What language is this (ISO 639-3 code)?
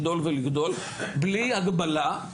heb